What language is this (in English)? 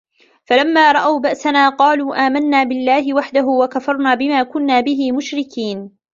Arabic